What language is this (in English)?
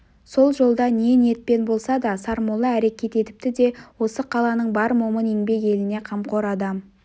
Kazakh